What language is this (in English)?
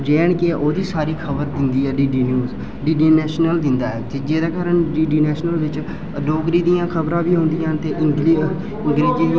Dogri